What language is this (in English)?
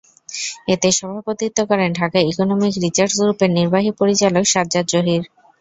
Bangla